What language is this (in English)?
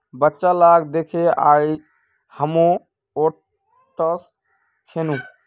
Magahi